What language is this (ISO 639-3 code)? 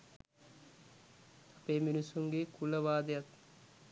sin